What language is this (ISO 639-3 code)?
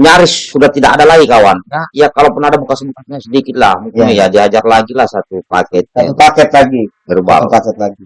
ind